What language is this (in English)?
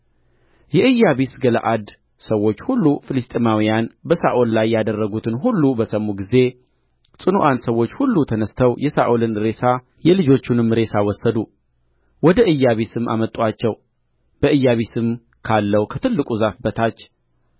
Amharic